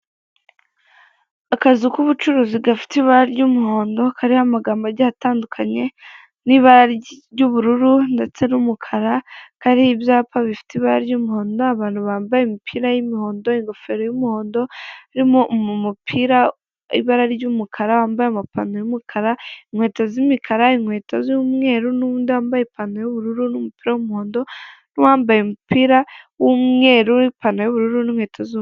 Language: Kinyarwanda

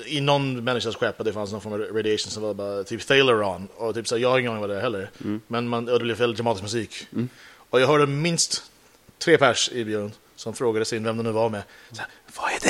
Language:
Swedish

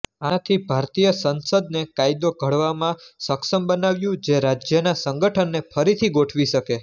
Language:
Gujarati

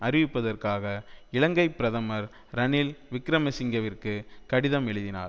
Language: Tamil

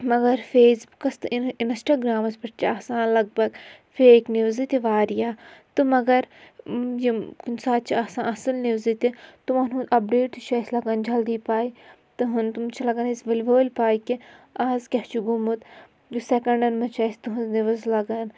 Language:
Kashmiri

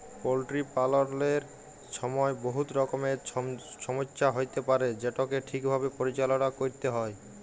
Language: Bangla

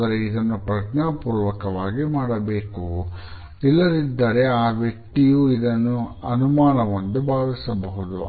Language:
Kannada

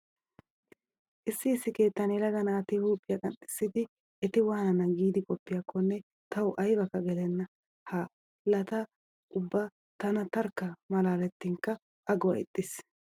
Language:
Wolaytta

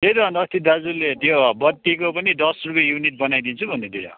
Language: Nepali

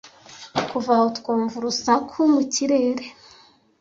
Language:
Kinyarwanda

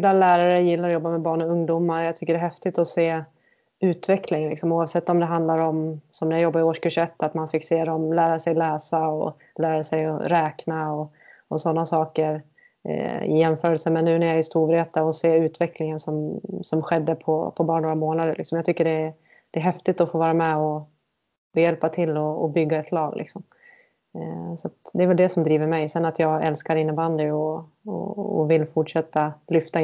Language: Swedish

